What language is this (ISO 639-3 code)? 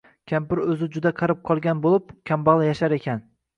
uzb